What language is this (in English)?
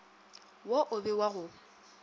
Northern Sotho